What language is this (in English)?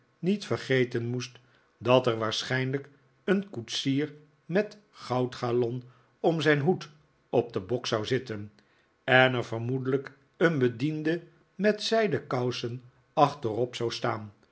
Dutch